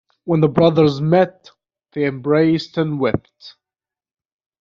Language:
English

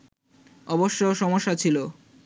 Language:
Bangla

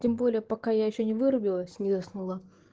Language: Russian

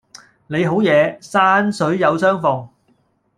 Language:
Cantonese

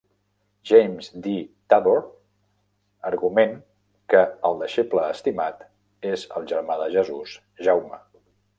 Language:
Catalan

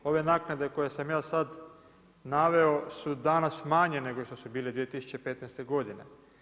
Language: Croatian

